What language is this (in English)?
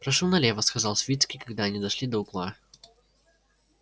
Russian